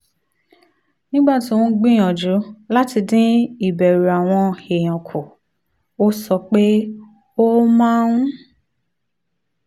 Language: Yoruba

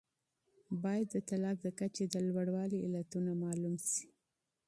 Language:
Pashto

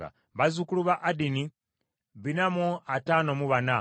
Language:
Ganda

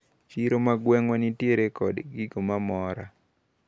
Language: Luo (Kenya and Tanzania)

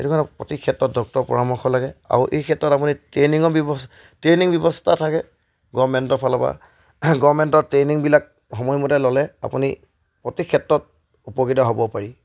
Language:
Assamese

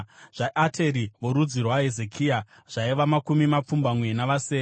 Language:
Shona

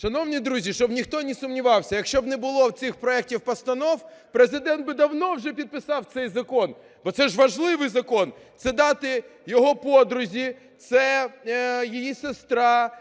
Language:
Ukrainian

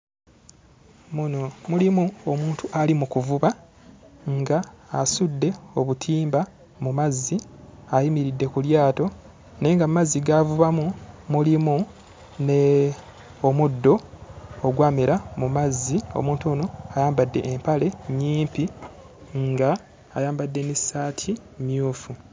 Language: Ganda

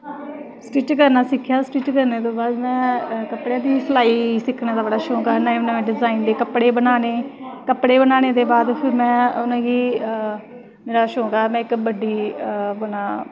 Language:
Dogri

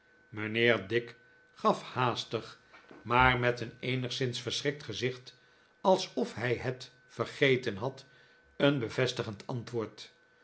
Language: Dutch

